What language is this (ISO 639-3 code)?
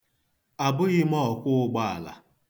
ibo